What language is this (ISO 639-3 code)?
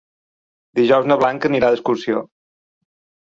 cat